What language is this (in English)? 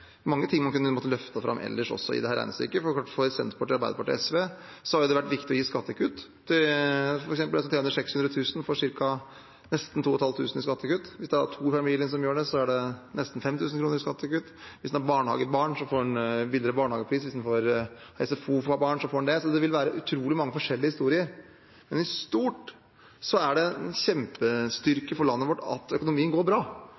Norwegian Bokmål